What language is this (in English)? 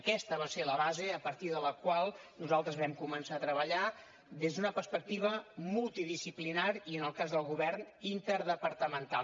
Catalan